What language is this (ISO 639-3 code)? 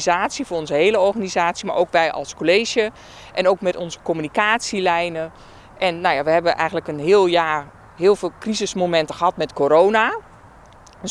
nld